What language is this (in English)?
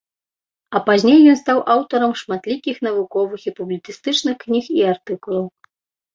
Belarusian